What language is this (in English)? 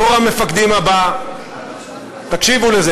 Hebrew